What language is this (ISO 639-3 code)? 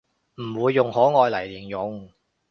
yue